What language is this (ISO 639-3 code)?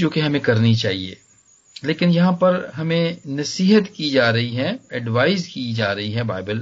hin